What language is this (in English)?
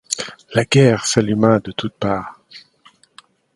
French